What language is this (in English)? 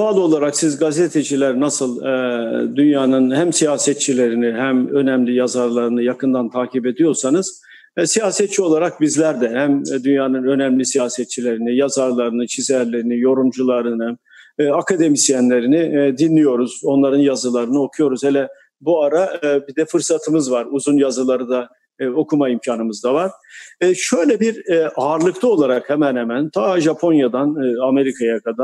Turkish